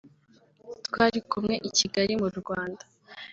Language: Kinyarwanda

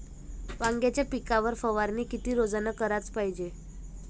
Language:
Marathi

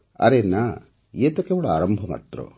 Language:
Odia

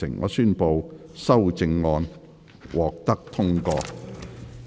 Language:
Cantonese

